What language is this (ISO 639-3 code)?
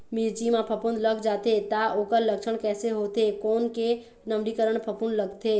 hne